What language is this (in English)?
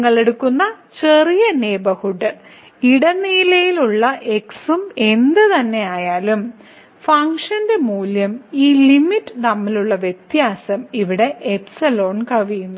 Malayalam